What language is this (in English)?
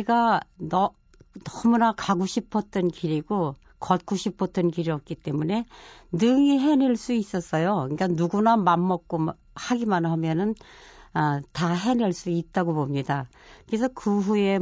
Korean